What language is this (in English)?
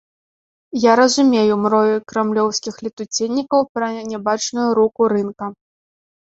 Belarusian